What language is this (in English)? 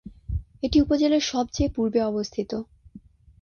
Bangla